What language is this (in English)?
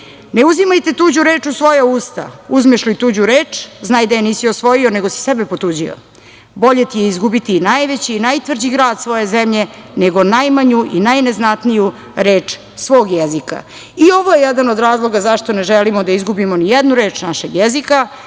Serbian